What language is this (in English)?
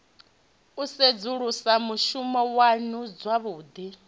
Venda